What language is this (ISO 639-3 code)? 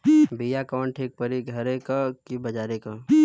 bho